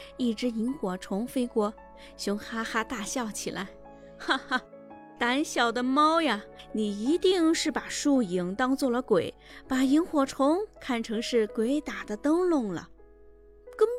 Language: Chinese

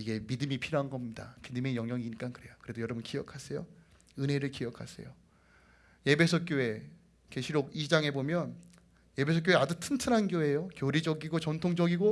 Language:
Korean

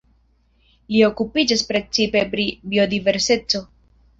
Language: Esperanto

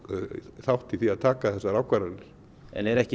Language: Icelandic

